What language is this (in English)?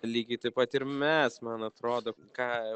Lithuanian